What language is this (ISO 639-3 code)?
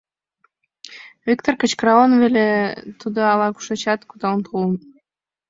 chm